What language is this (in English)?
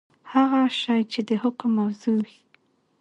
Pashto